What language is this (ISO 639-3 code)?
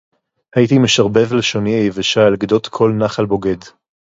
heb